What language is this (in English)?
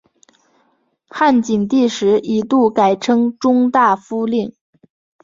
Chinese